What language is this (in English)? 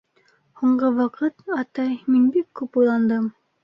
Bashkir